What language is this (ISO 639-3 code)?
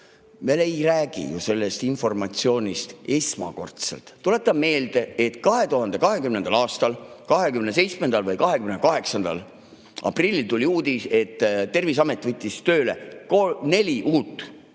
est